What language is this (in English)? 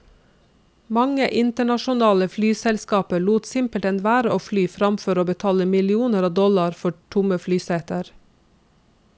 Norwegian